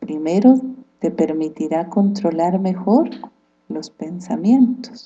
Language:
Spanish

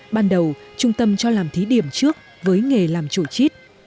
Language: Vietnamese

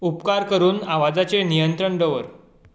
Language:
Konkani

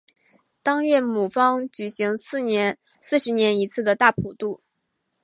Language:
Chinese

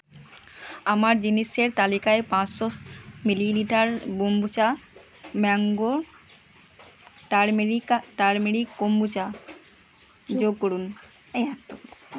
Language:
Bangla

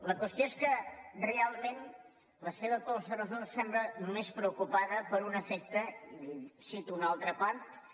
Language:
Catalan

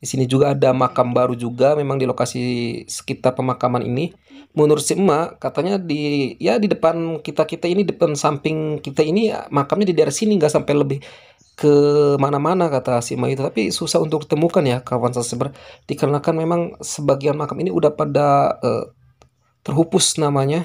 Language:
Indonesian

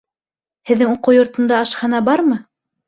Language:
Bashkir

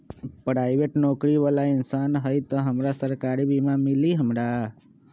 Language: Magahi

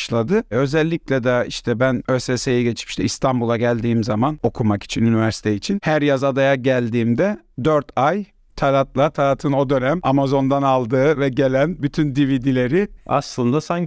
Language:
Turkish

